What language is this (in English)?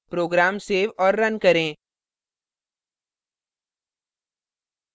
Hindi